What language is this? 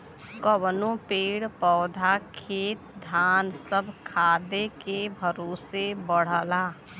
Bhojpuri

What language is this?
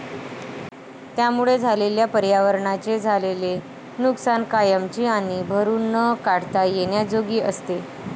Marathi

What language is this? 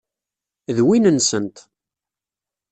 Kabyle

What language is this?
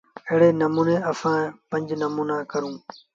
Sindhi Bhil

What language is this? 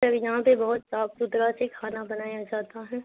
Urdu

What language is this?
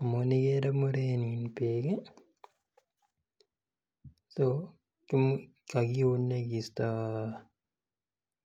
Kalenjin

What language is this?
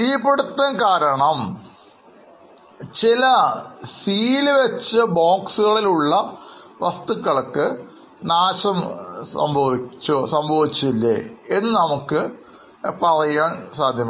Malayalam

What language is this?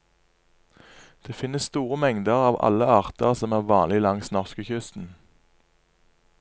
Norwegian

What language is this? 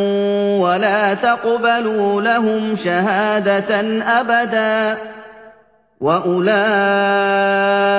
Arabic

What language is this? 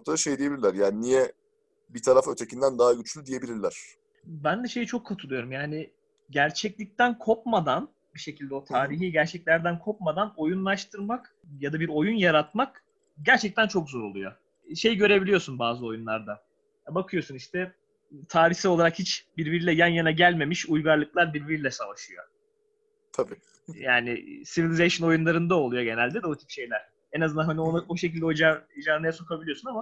Turkish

